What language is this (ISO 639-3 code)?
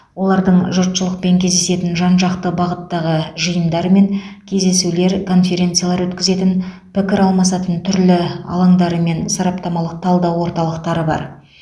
kaz